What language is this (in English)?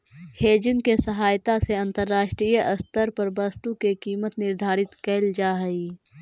Magahi